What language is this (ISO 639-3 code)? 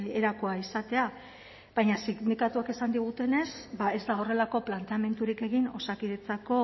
eus